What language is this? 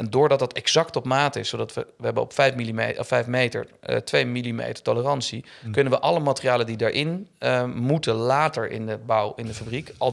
Dutch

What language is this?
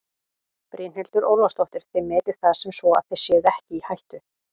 Icelandic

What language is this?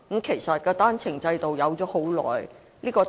Cantonese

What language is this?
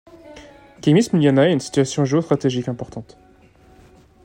French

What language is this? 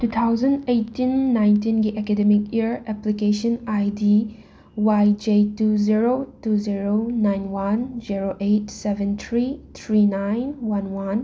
Manipuri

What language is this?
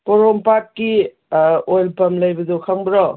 Manipuri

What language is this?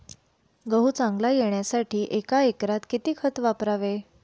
Marathi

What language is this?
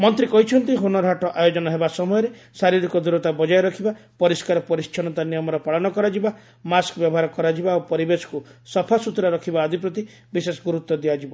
Odia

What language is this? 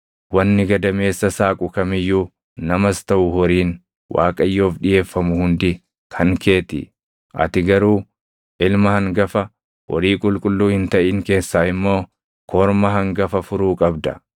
Oromo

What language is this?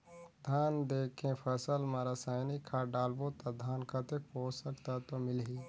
Chhattisgarhi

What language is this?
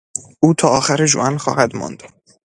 Persian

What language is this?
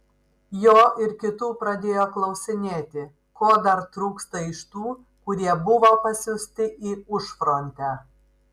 Lithuanian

